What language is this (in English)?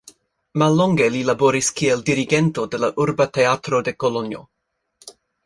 Esperanto